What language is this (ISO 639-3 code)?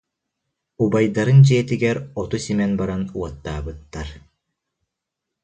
sah